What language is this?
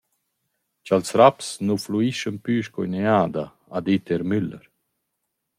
Romansh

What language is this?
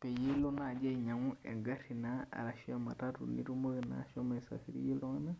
Masai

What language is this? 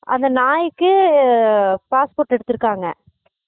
Tamil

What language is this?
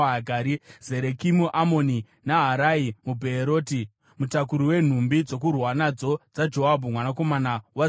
Shona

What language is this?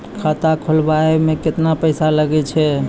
Maithili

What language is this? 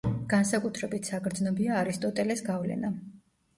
Georgian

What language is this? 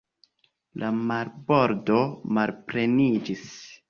Esperanto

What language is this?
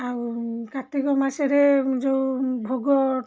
Odia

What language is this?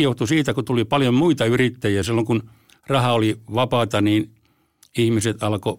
Finnish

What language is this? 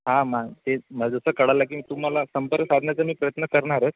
Marathi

